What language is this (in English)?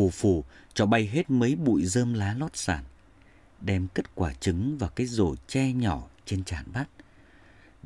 Vietnamese